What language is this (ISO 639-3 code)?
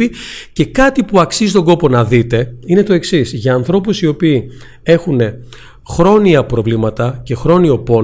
ell